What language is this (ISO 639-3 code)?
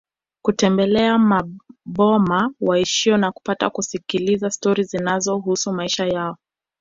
swa